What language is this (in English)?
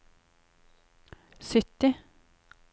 Norwegian